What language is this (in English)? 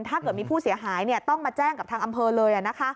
Thai